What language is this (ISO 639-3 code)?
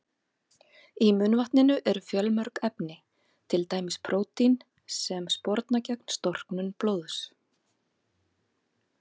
isl